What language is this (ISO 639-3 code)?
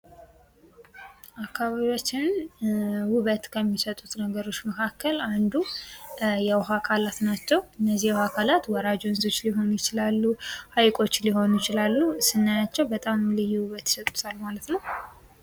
amh